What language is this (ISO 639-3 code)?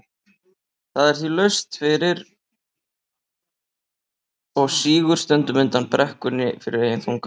isl